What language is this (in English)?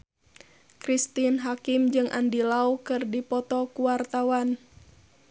Sundanese